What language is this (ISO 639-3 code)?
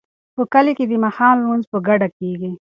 pus